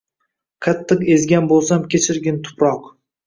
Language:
Uzbek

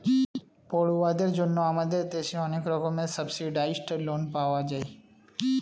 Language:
Bangla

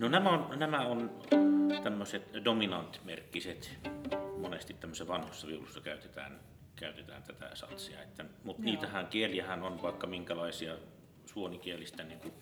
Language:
Finnish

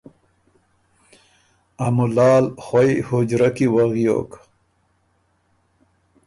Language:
Ormuri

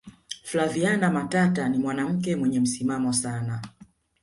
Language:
Swahili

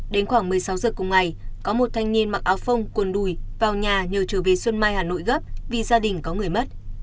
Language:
Vietnamese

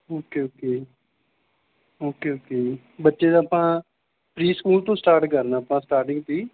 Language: Punjabi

